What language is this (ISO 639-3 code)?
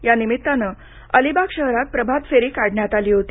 mar